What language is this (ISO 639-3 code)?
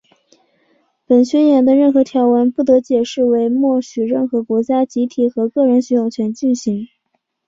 zho